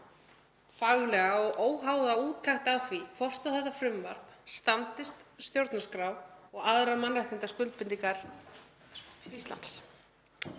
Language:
Icelandic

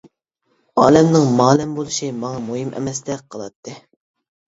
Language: Uyghur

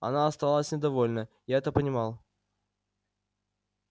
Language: Russian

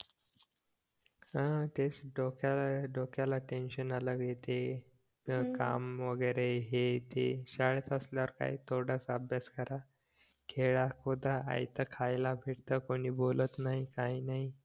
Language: Marathi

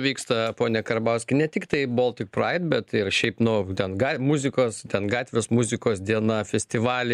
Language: Lithuanian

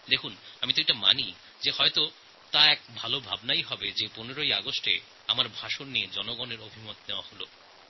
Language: Bangla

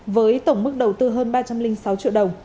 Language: Vietnamese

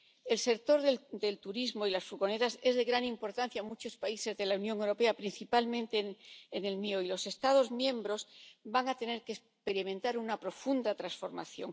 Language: Spanish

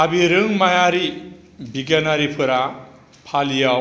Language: Bodo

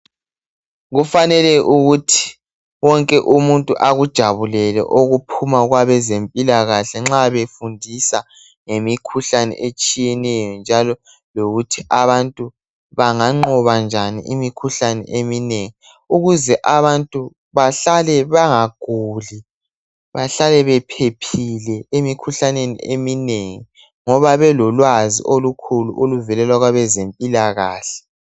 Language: North Ndebele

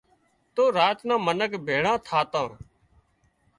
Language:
Wadiyara Koli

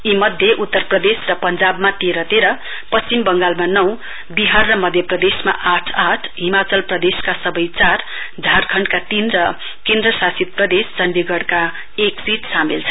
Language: Nepali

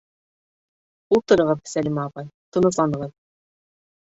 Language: Bashkir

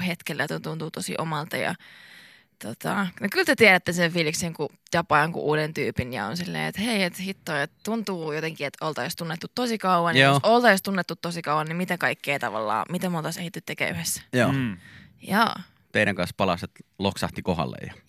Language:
Finnish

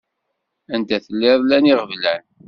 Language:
Kabyle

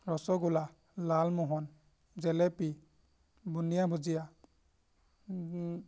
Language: Assamese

